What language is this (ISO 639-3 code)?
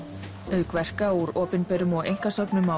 isl